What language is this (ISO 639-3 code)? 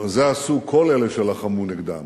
heb